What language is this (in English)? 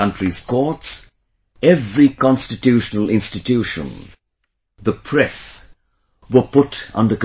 English